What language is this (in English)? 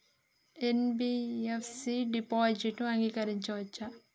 Telugu